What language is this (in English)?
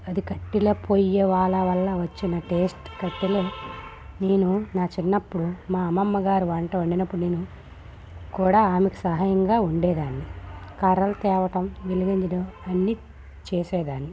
Telugu